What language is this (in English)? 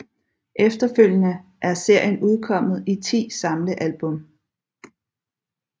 Danish